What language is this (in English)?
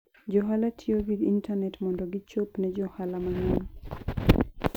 Luo (Kenya and Tanzania)